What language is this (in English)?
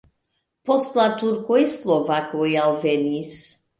Esperanto